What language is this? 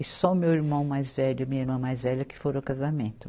Portuguese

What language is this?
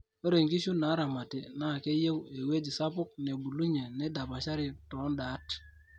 Masai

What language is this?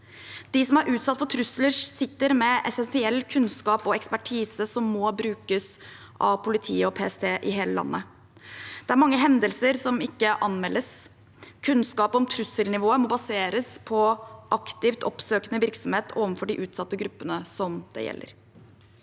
Norwegian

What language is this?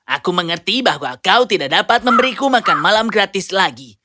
Indonesian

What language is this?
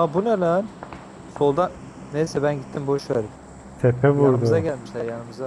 Turkish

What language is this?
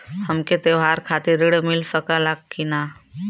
Bhojpuri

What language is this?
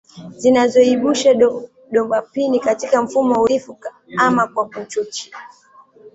Swahili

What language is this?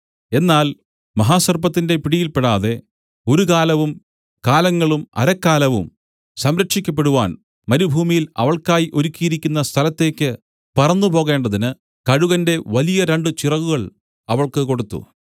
Malayalam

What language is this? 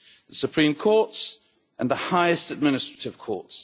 English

